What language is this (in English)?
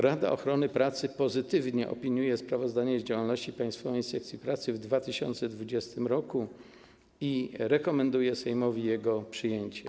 Polish